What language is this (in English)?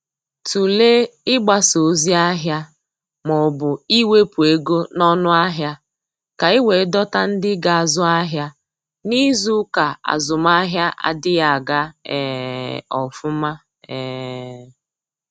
Igbo